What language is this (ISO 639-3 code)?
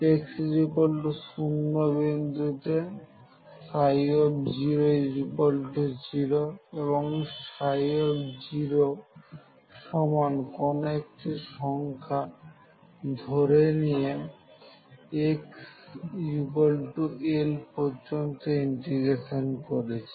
ben